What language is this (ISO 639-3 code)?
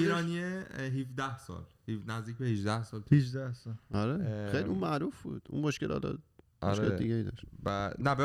fas